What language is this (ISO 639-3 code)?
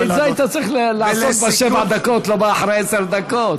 heb